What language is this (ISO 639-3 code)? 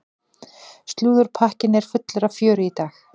isl